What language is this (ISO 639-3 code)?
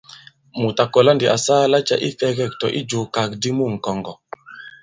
abb